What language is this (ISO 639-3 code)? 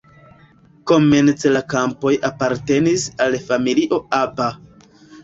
epo